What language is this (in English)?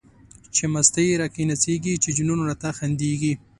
Pashto